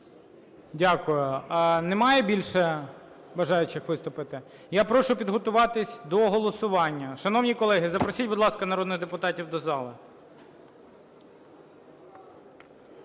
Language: Ukrainian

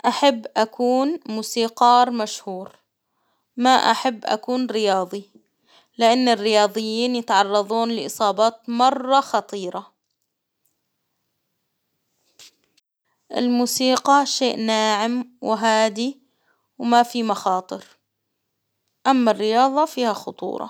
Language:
Hijazi Arabic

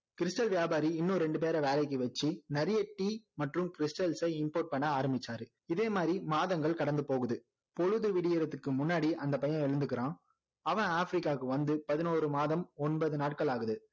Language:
Tamil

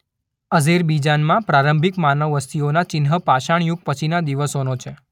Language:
Gujarati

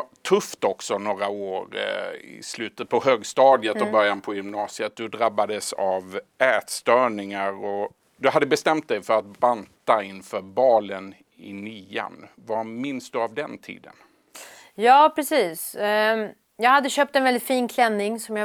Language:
Swedish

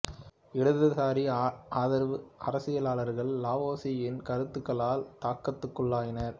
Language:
Tamil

